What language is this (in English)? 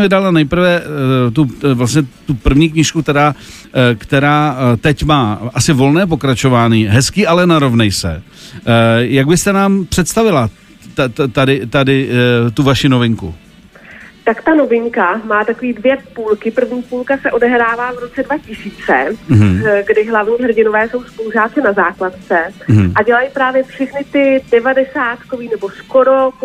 Czech